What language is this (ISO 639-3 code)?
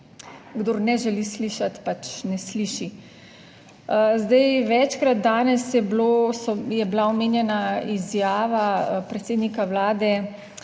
slv